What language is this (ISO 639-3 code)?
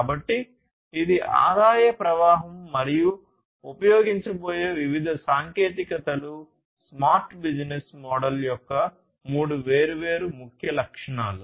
tel